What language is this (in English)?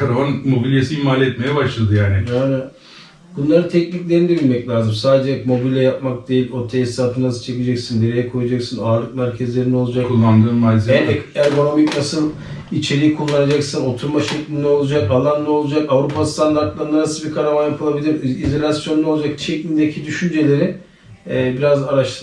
Turkish